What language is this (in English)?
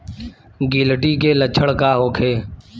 Bhojpuri